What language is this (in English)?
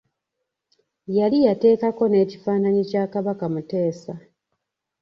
Ganda